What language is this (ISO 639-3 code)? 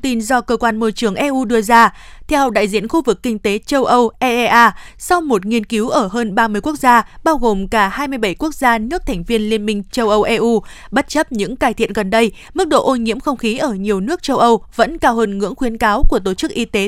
vie